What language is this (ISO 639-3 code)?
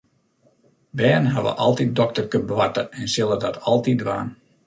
fry